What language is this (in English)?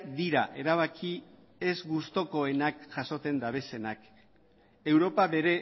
Basque